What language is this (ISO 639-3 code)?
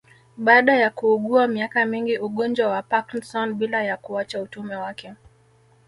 swa